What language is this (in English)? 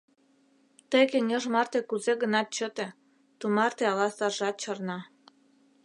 Mari